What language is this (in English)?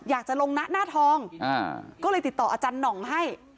Thai